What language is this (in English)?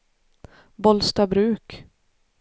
Swedish